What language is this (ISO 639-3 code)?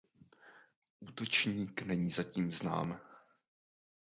ces